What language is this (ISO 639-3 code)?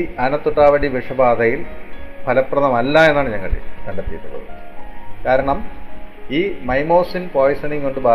mal